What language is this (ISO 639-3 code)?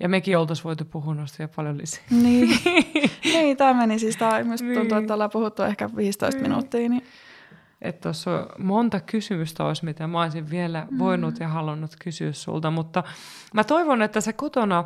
fin